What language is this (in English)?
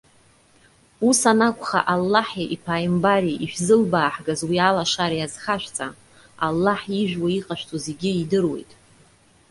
Abkhazian